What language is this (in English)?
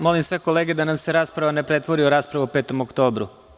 Serbian